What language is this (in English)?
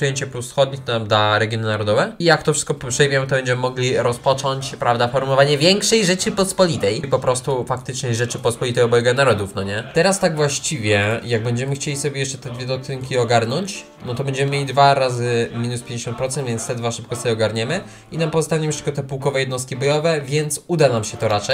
Polish